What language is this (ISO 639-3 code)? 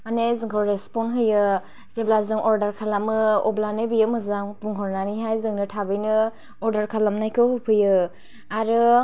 brx